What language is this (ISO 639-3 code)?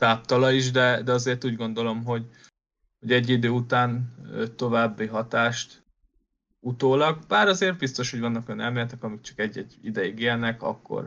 hun